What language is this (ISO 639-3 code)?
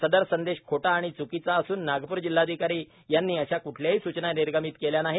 mar